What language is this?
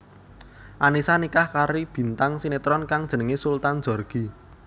Javanese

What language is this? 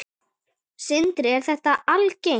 Icelandic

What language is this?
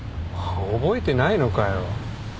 Japanese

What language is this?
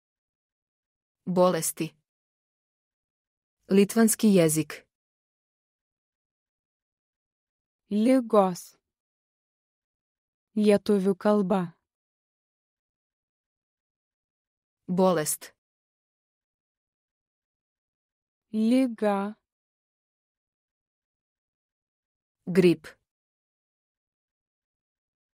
Lithuanian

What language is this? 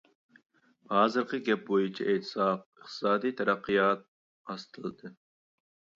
Uyghur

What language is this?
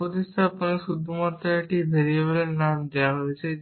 Bangla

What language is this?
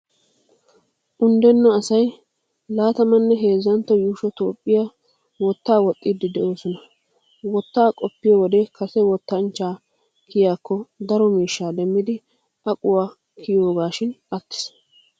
Wolaytta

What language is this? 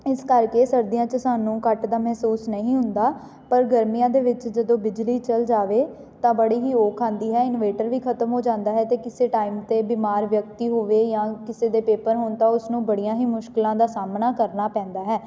Punjabi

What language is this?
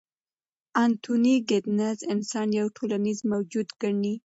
Pashto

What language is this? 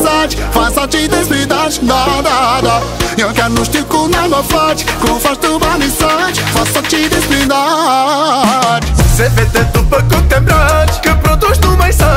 Romanian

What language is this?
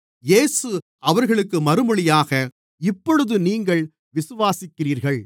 Tamil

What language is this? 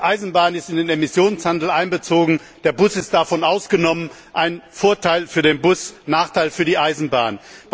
German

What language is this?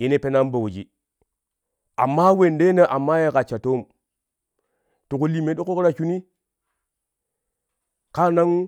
Kushi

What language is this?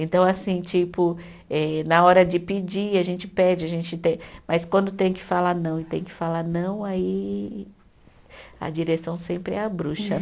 Portuguese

